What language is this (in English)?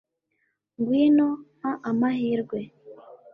Kinyarwanda